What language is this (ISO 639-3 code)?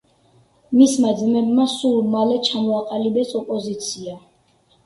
kat